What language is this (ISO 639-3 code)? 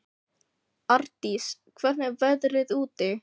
isl